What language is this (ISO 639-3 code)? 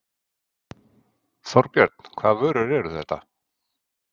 isl